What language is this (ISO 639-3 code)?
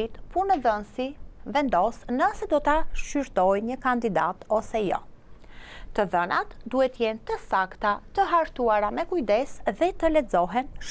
ron